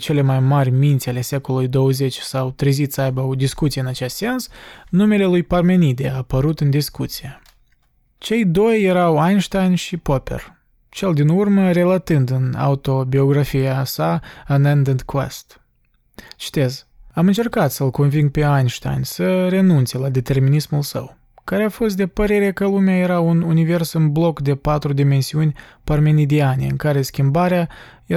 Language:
Romanian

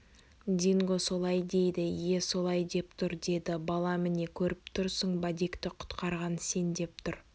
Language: Kazakh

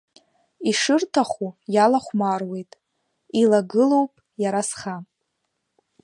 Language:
Abkhazian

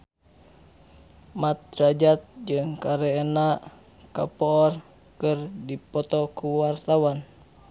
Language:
Sundanese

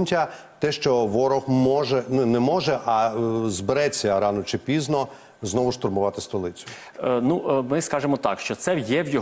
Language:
Ukrainian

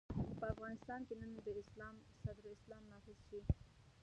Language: Pashto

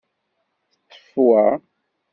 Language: Kabyle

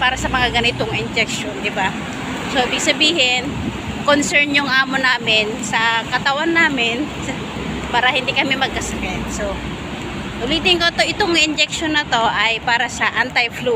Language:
Filipino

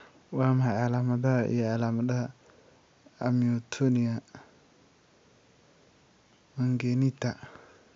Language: Somali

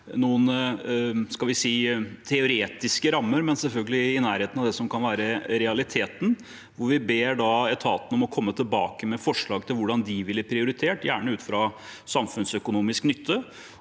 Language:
Norwegian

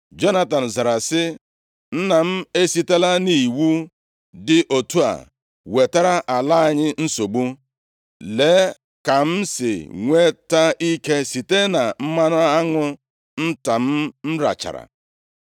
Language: Igbo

